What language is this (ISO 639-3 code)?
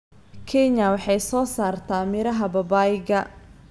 som